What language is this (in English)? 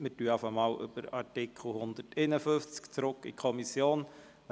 Swiss German